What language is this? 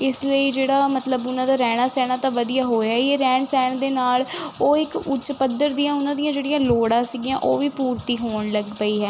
Punjabi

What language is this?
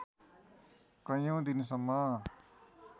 Nepali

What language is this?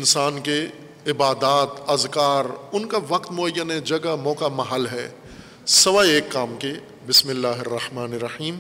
Urdu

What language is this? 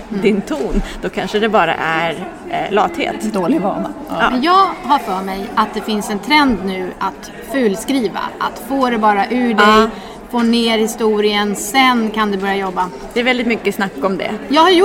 Swedish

